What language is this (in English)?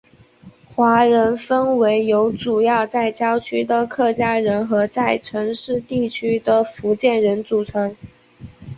Chinese